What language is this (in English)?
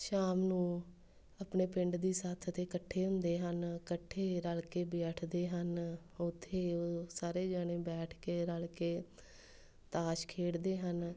Punjabi